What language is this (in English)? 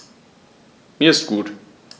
German